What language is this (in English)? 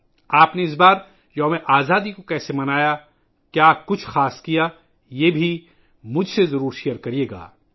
Urdu